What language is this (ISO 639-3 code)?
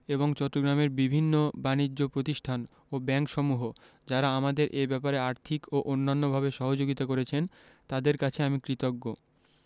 ben